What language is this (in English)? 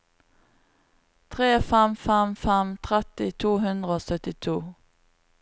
Norwegian